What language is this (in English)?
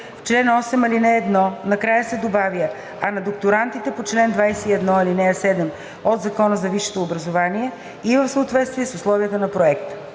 Bulgarian